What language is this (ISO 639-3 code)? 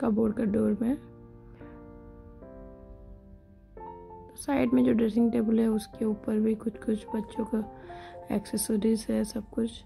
hin